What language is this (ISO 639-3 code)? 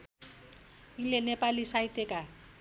nep